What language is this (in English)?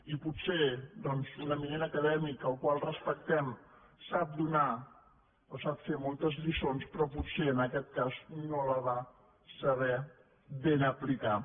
Catalan